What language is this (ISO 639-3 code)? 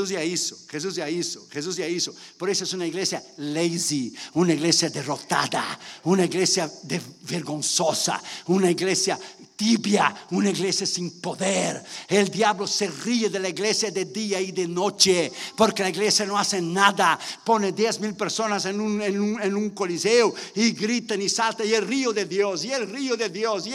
spa